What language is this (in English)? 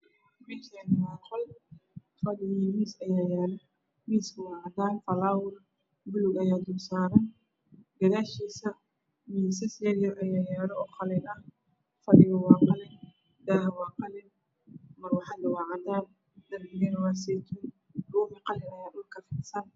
Somali